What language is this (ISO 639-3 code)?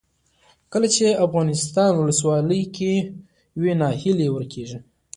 pus